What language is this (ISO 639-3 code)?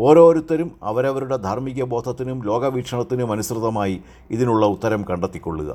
mal